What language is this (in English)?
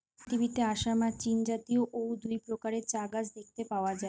Bangla